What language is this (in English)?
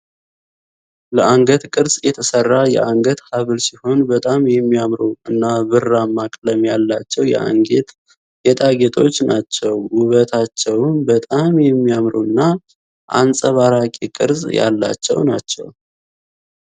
Amharic